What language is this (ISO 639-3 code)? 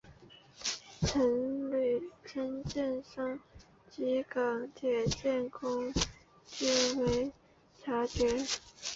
zho